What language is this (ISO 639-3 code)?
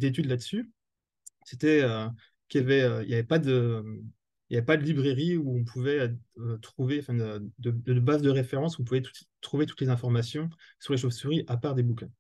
fra